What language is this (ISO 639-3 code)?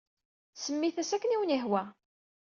kab